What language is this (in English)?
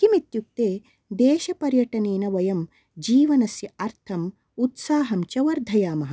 Sanskrit